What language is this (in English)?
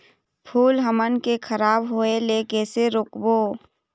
Chhattisgarhi